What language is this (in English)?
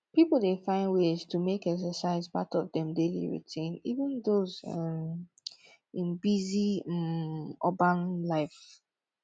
Nigerian Pidgin